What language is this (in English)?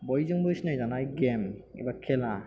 Bodo